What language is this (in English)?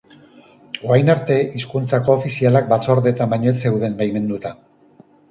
Basque